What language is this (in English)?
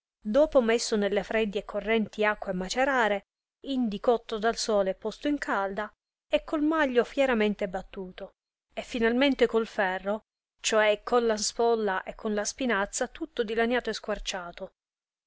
Italian